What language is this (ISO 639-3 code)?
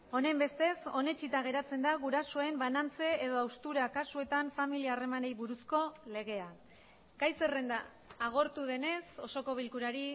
eus